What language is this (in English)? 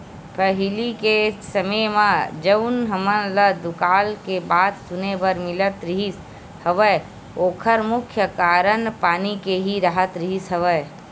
Chhattisgarhi